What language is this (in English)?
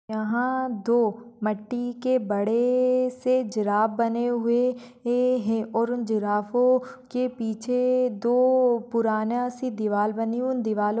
Marwari